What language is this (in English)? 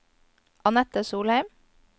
Norwegian